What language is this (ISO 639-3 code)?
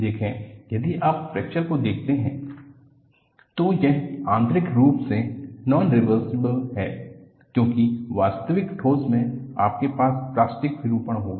hin